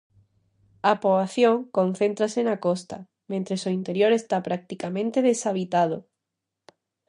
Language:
Galician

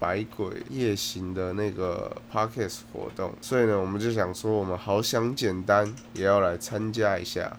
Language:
Chinese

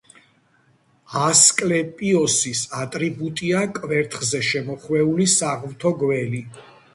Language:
Georgian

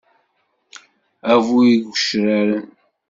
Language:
Kabyle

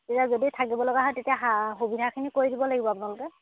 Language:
Assamese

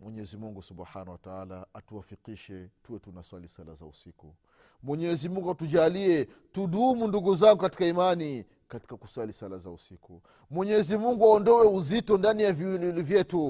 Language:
Swahili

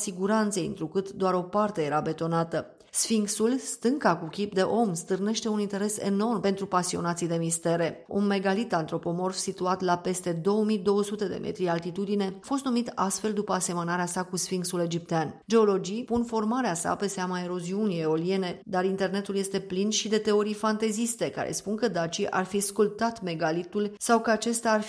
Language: Romanian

